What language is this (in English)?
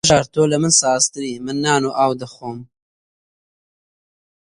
Central Kurdish